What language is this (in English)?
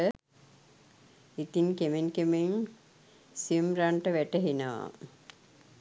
Sinhala